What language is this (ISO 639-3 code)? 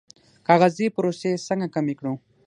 pus